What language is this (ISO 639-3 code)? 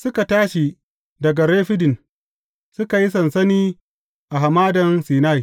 hau